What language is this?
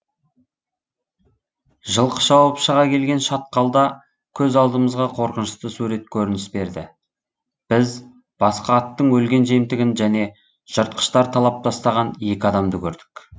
Kazakh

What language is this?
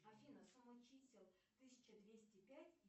Russian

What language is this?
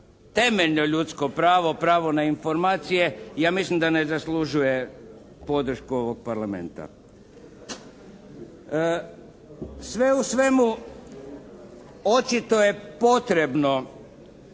Croatian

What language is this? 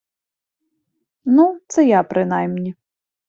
Ukrainian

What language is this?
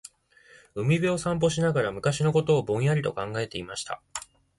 Japanese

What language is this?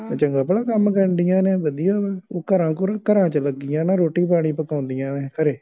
Punjabi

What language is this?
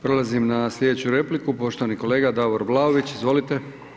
Croatian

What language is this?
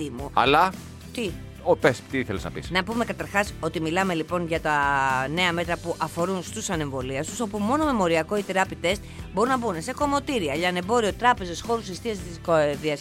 Greek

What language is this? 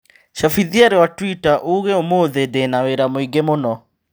Kikuyu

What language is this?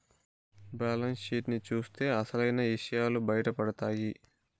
Telugu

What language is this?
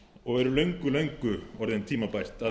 Icelandic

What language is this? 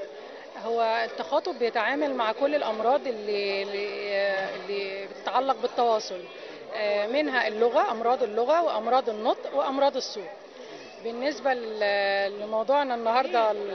Arabic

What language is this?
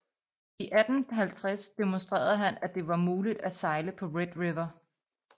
Danish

